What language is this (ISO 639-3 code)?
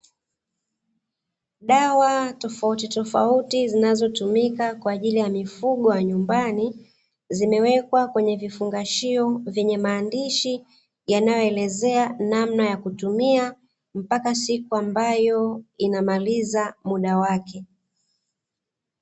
swa